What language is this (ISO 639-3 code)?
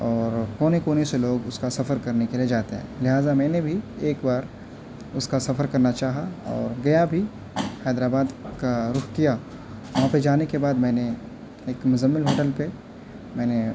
urd